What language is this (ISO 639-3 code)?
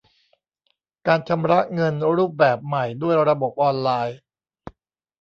tha